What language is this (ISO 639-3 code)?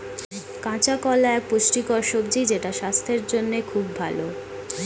ben